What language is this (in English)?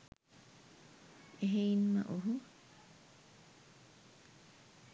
Sinhala